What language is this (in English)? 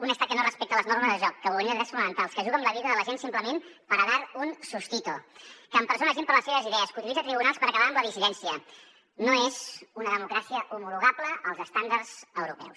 Catalan